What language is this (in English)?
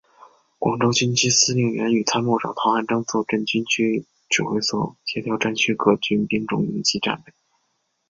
Chinese